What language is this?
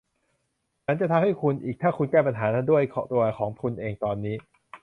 Thai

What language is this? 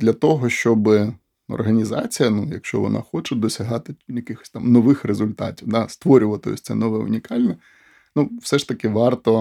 Ukrainian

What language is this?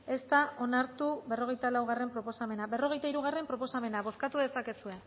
Basque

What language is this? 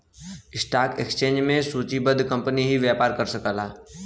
Bhojpuri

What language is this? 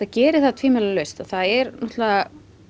Icelandic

